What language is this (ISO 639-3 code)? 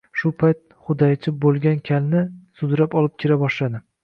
uzb